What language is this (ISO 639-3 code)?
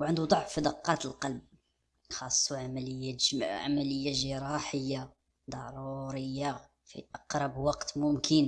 ara